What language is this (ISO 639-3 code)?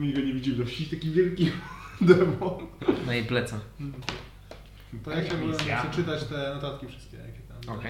pol